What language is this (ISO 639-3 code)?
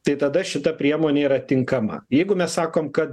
lit